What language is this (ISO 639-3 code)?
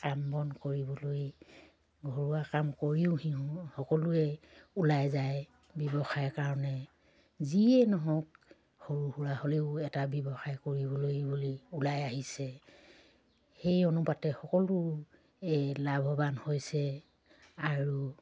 asm